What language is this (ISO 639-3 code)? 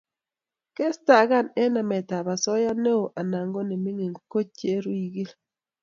kln